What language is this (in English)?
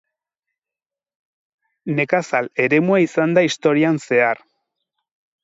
Basque